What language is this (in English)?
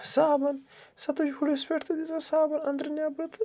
Kashmiri